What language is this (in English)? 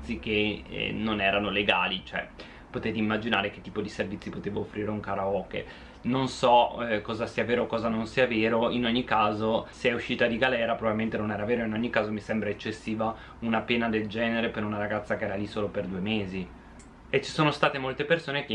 Italian